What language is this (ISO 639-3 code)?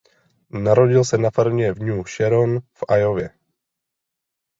ces